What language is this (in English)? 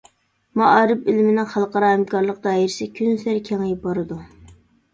Uyghur